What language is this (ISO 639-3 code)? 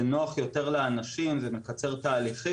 heb